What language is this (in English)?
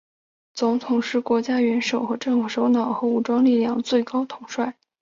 Chinese